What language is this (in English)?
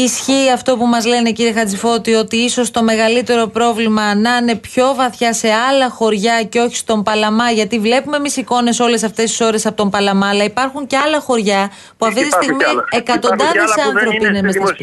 Greek